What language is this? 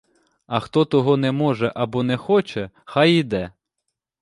Ukrainian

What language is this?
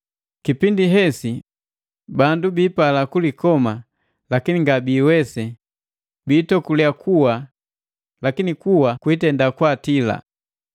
Matengo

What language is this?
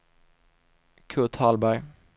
Swedish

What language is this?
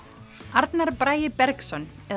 Icelandic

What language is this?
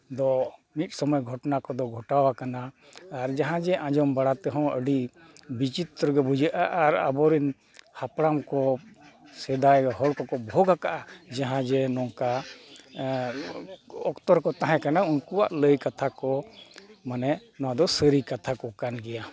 Santali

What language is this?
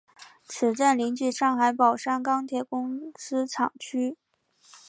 Chinese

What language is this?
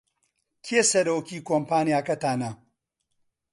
Central Kurdish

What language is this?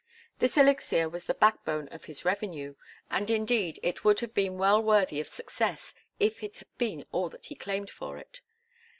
English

